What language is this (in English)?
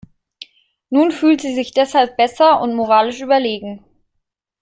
German